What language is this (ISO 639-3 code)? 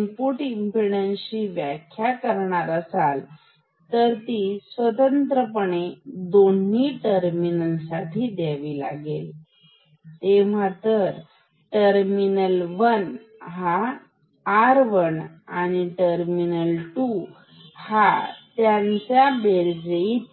mar